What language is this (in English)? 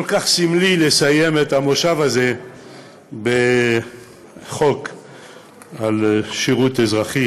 Hebrew